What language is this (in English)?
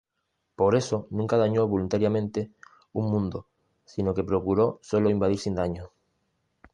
Spanish